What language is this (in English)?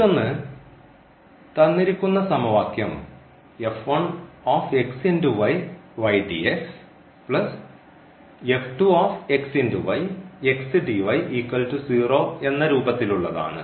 Malayalam